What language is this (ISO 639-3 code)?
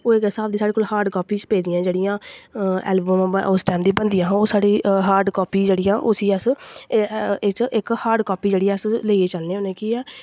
doi